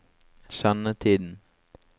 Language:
Norwegian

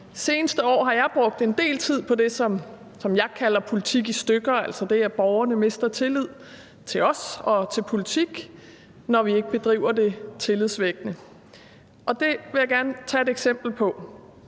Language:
Danish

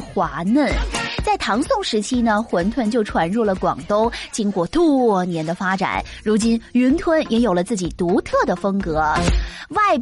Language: Chinese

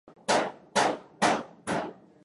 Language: Swahili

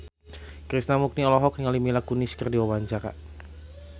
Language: Sundanese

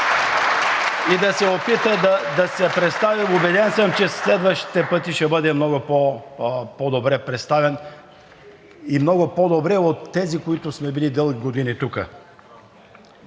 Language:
Bulgarian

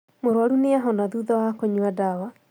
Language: Kikuyu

